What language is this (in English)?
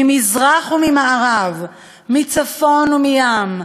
Hebrew